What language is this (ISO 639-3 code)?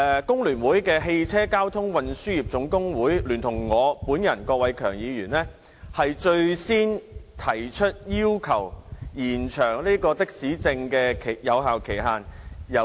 yue